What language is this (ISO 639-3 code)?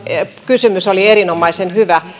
fin